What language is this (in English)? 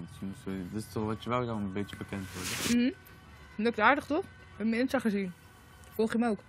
Dutch